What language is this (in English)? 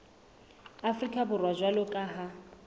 Southern Sotho